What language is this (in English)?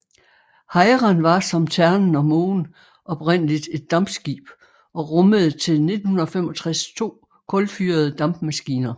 Danish